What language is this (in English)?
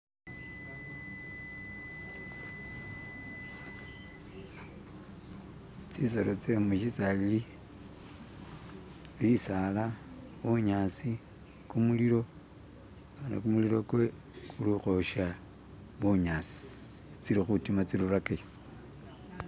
Masaaba